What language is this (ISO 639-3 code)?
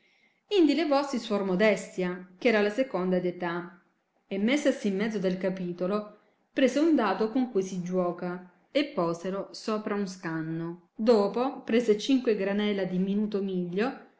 ita